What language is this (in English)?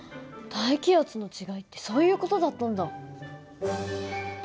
Japanese